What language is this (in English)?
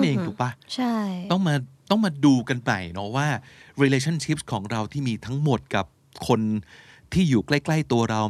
Thai